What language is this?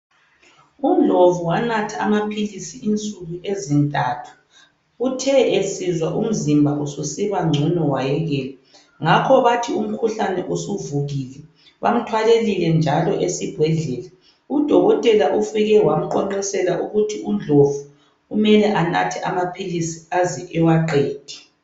North Ndebele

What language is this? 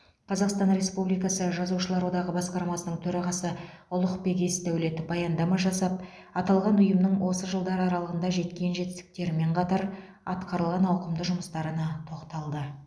Kazakh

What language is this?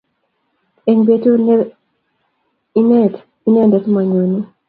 Kalenjin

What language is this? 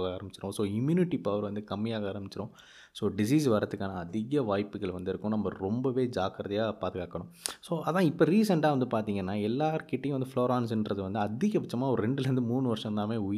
Tamil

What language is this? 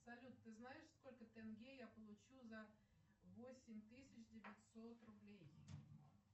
Russian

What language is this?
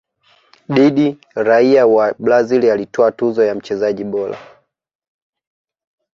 Swahili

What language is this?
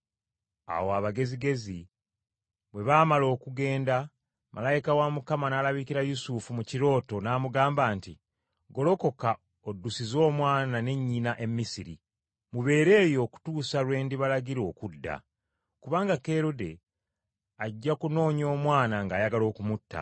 Ganda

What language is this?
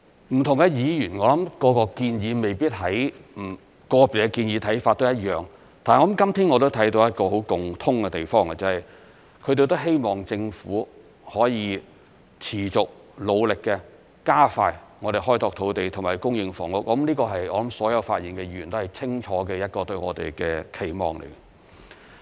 Cantonese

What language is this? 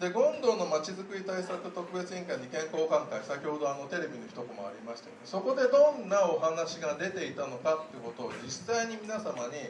Japanese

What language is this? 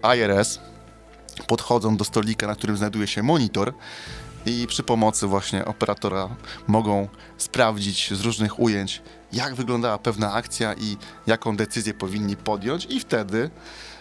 Polish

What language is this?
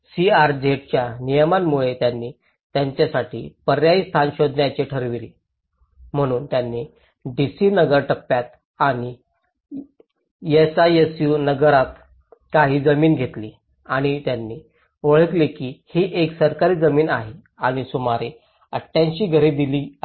Marathi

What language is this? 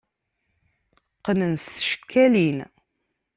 Kabyle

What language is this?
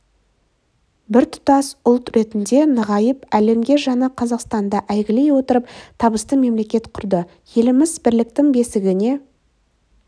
Kazakh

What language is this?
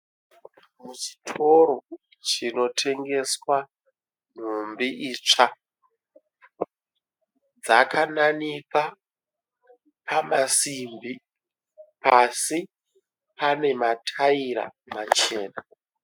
Shona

